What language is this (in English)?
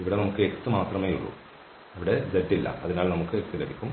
Malayalam